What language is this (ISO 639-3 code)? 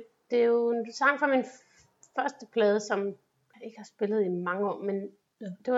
dan